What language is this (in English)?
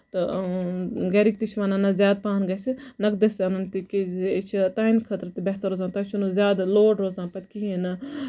Kashmiri